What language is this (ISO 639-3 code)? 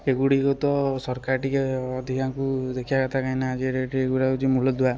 ori